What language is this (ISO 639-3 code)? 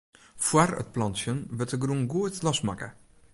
fry